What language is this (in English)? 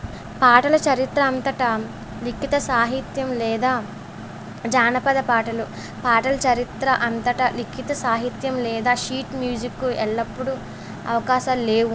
Telugu